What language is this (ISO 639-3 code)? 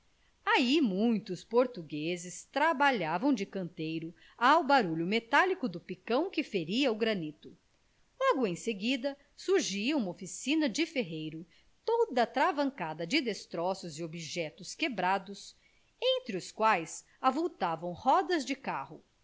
por